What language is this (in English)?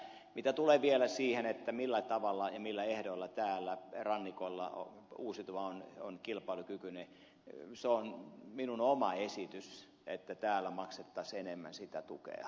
Finnish